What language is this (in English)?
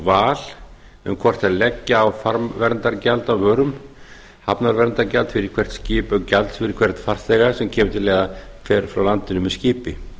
Icelandic